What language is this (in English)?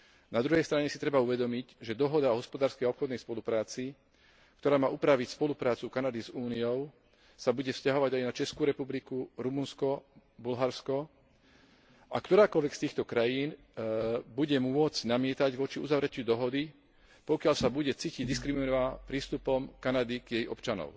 Slovak